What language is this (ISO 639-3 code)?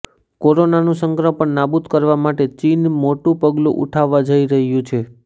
guj